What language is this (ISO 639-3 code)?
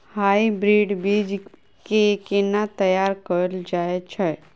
mai